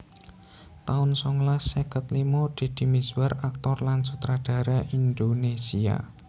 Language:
Javanese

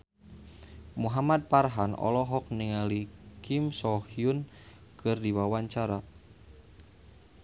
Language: Sundanese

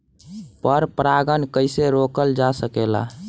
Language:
Bhojpuri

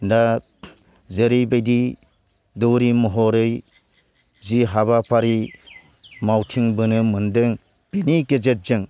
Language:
Bodo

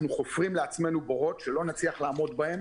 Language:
Hebrew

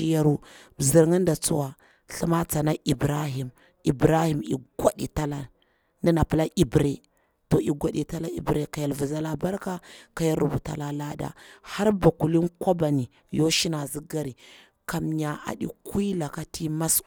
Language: Bura-Pabir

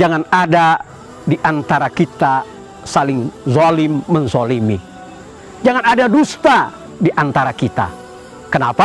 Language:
Indonesian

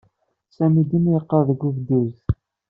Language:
Kabyle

